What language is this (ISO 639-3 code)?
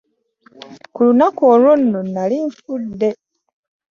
lug